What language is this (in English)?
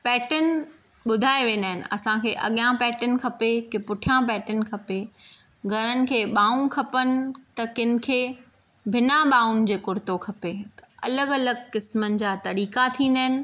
Sindhi